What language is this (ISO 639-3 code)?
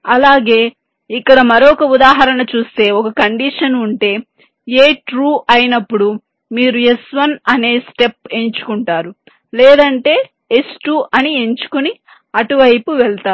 tel